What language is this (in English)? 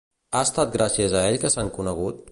Catalan